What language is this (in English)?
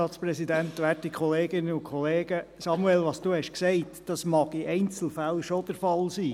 Swiss German